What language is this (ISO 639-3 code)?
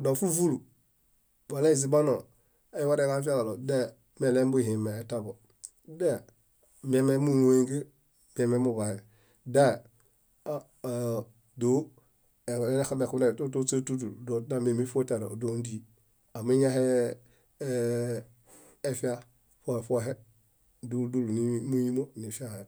bda